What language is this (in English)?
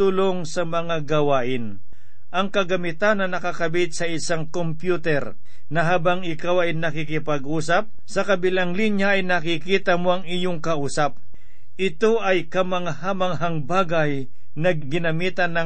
Filipino